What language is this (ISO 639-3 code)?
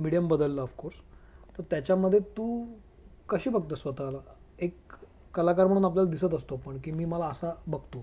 mar